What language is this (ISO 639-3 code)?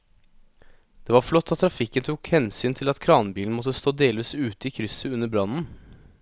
nor